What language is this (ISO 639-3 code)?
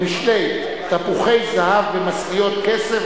heb